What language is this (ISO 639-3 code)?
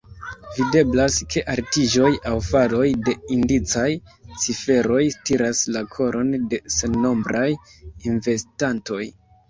epo